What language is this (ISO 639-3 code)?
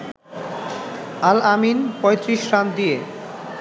ben